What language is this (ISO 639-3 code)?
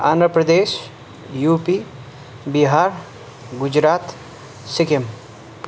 nep